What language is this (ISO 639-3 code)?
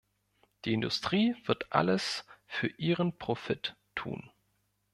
deu